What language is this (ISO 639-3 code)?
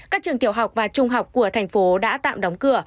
vie